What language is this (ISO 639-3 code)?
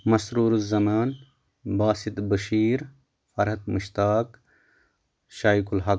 kas